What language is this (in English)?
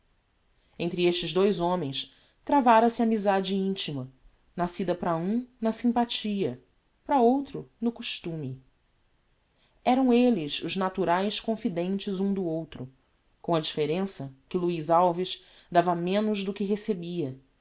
Portuguese